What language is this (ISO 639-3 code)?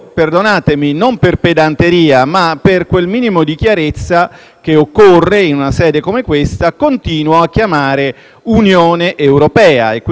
ita